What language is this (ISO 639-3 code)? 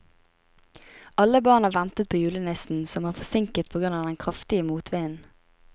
nor